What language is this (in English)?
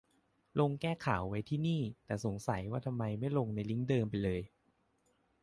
Thai